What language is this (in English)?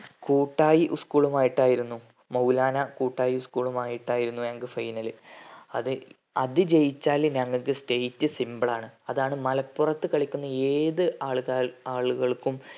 Malayalam